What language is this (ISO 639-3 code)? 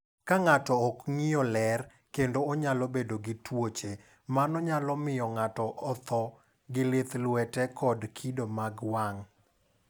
luo